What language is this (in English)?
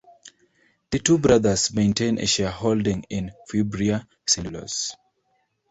English